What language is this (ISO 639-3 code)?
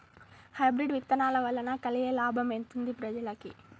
tel